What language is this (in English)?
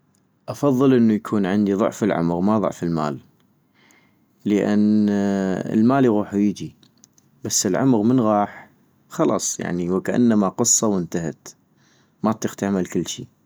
North Mesopotamian Arabic